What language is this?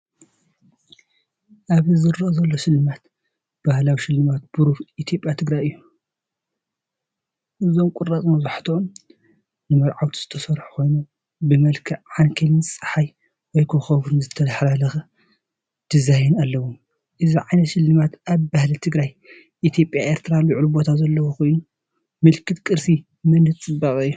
Tigrinya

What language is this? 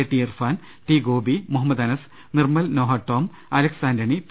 Malayalam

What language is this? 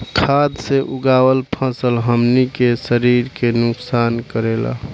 Bhojpuri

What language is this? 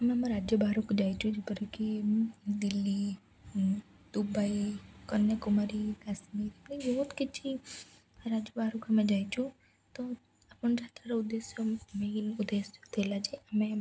Odia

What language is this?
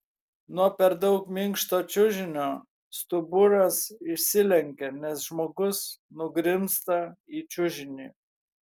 Lithuanian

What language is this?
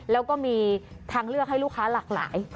Thai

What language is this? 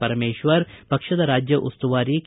Kannada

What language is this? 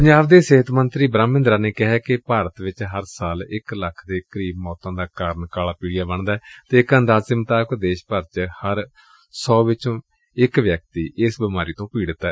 Punjabi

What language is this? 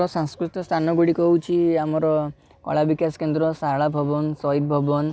Odia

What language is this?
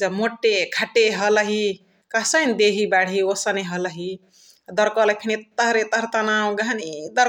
Chitwania Tharu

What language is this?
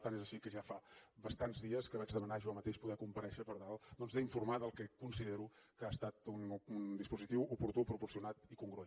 Catalan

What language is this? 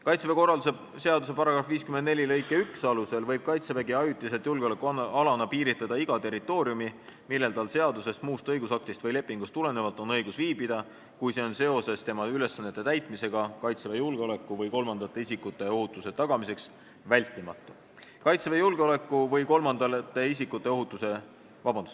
Estonian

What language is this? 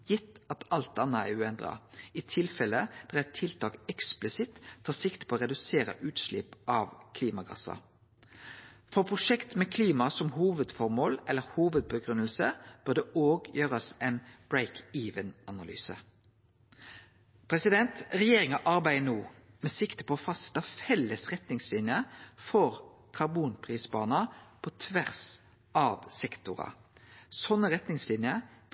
Norwegian Nynorsk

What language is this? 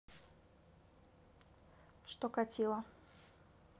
Russian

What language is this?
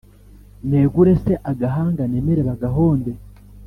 Kinyarwanda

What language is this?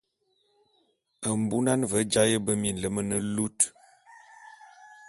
Bulu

